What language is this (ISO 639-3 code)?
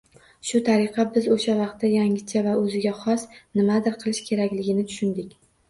uzb